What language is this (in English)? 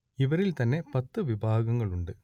Malayalam